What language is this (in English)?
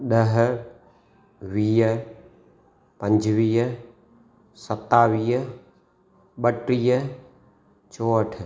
Sindhi